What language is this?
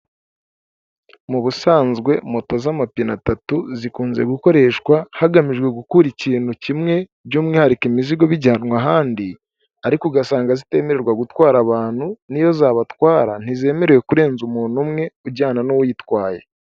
Kinyarwanda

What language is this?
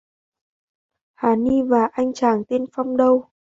Vietnamese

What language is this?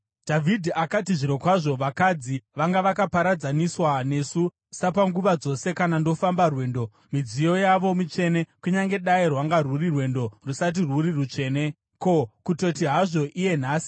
Shona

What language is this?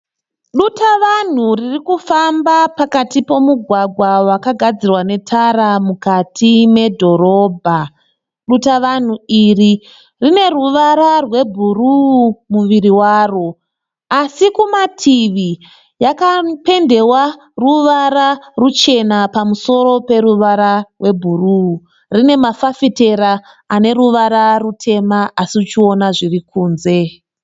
Shona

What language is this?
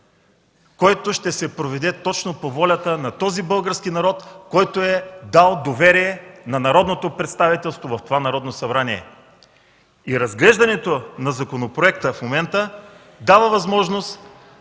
Bulgarian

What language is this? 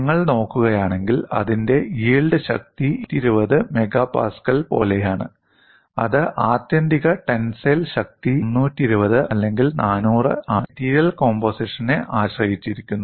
Malayalam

